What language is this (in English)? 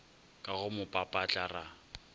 Northern Sotho